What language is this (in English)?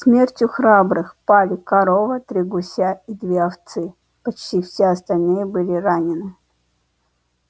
Russian